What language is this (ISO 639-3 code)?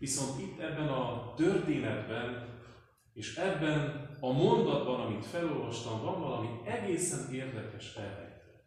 hun